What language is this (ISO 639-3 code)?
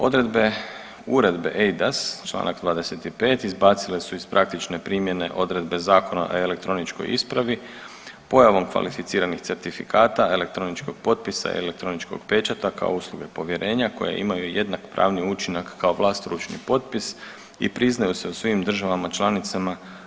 hrv